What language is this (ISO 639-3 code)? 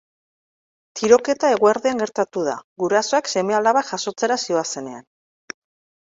eus